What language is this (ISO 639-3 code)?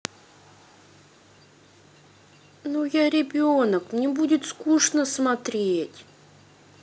rus